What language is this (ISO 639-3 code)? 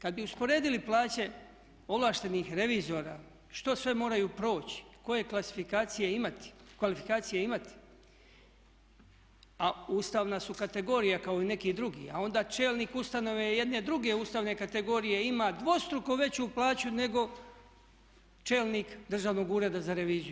hrv